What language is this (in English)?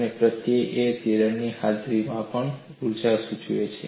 Gujarati